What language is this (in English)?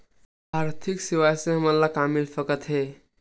Chhattisgarhi